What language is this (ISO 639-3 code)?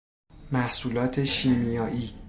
fas